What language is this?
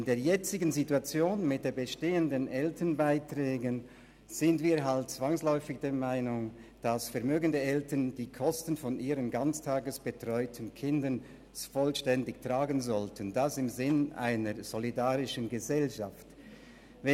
Swiss German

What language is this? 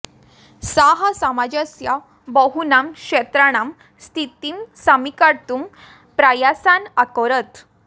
Sanskrit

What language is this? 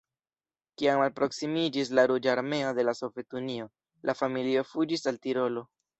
Esperanto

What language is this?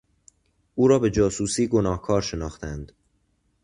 Persian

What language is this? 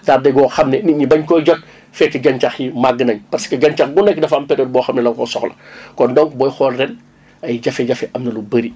Wolof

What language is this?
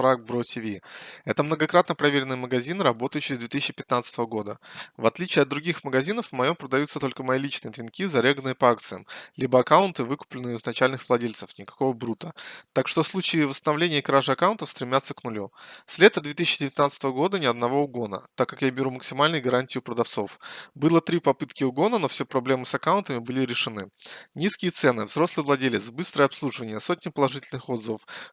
Russian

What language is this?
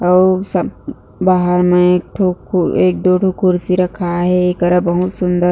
Chhattisgarhi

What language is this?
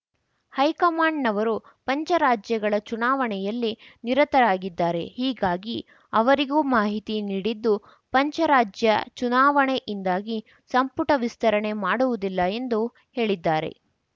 Kannada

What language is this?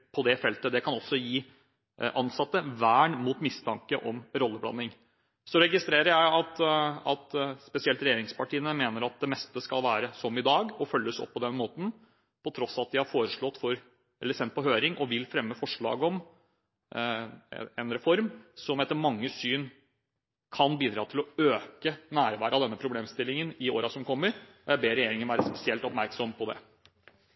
Norwegian Bokmål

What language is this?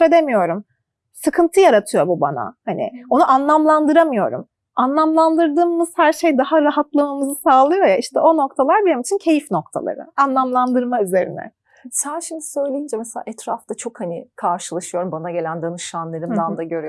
Turkish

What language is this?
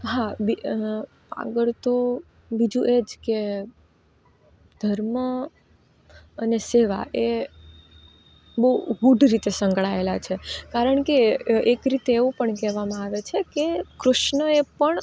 Gujarati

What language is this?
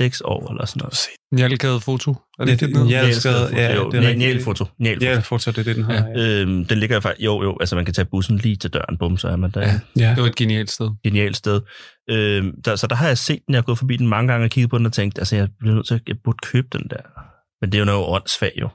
Danish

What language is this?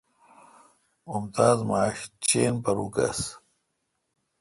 Kalkoti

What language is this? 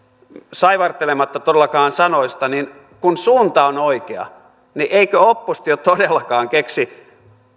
Finnish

